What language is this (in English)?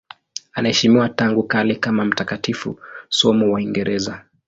Swahili